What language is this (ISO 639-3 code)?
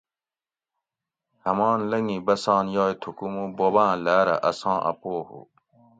gwc